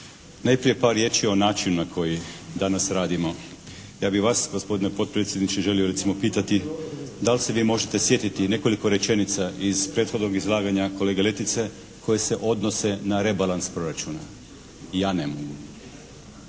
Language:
Croatian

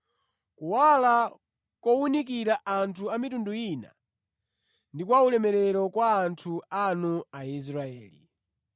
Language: Nyanja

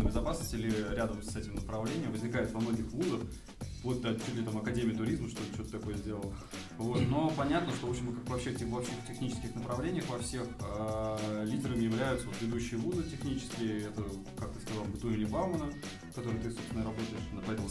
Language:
Russian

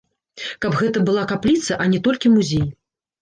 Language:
Belarusian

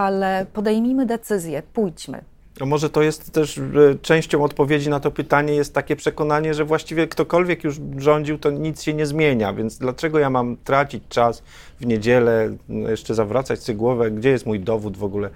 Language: Polish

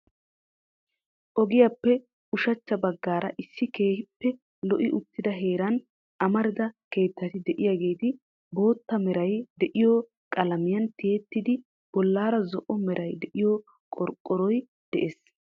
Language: Wolaytta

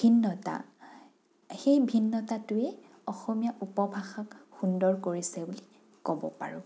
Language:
Assamese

